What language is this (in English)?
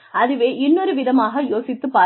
Tamil